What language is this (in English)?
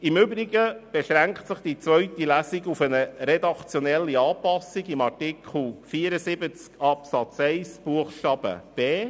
Swiss German